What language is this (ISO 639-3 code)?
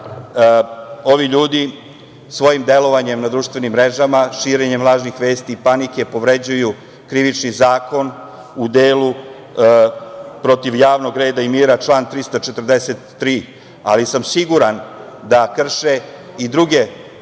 srp